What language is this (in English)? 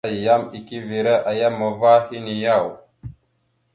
Mada (Cameroon)